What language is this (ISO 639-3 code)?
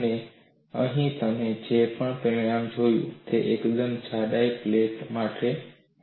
guj